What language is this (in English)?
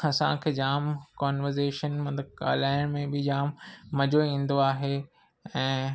Sindhi